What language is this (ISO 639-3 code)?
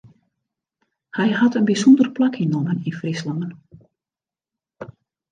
fry